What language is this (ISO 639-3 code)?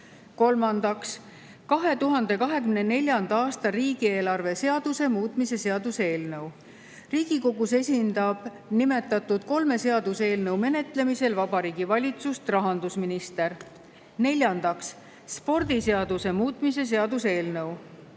est